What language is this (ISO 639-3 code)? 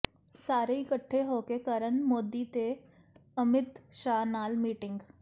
pan